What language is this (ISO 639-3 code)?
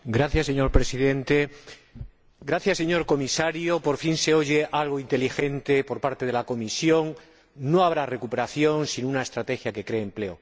spa